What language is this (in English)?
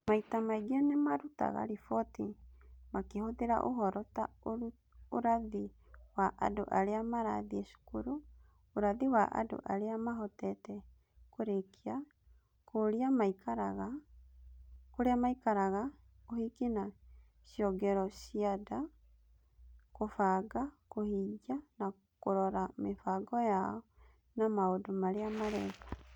Kikuyu